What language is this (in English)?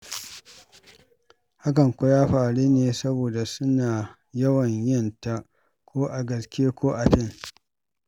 Hausa